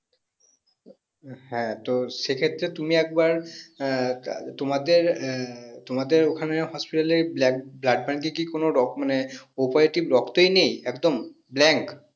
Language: Bangla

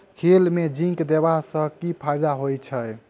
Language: Maithili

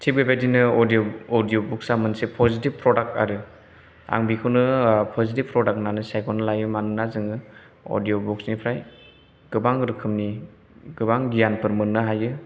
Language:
Bodo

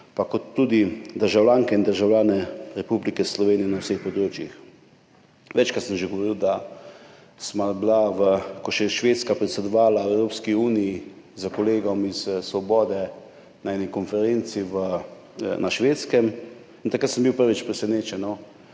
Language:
Slovenian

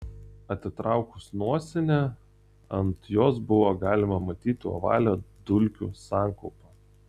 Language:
Lithuanian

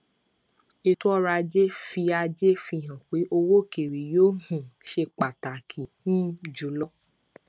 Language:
Yoruba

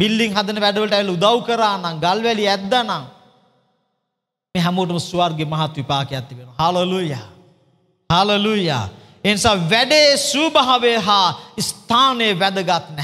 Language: Indonesian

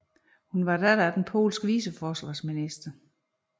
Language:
Danish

